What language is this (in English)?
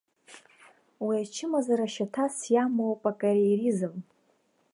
Abkhazian